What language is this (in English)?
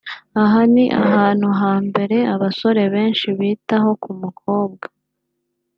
Kinyarwanda